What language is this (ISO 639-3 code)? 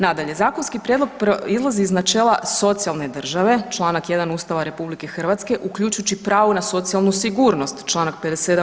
hrv